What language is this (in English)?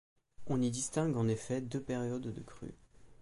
French